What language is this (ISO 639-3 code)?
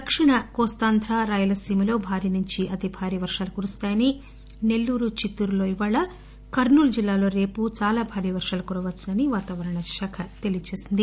tel